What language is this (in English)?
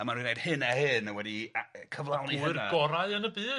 Welsh